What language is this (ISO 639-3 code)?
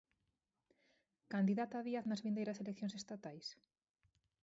glg